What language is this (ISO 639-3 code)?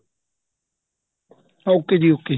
pan